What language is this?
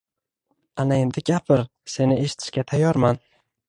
Uzbek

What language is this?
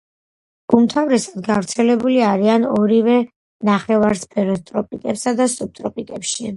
Georgian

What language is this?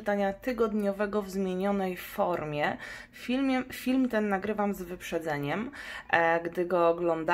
Polish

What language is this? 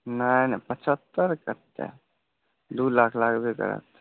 Maithili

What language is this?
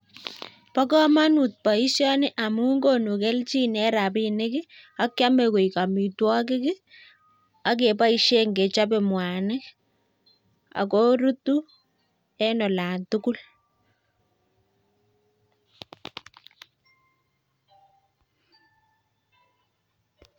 Kalenjin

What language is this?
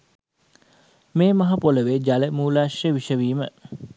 Sinhala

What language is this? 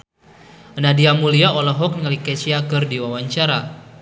Sundanese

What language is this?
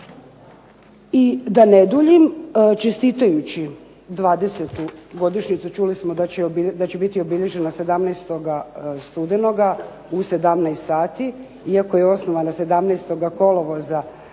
Croatian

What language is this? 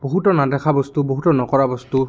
Assamese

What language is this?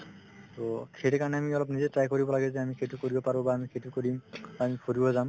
Assamese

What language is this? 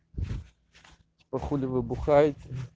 Russian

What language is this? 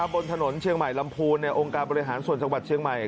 Thai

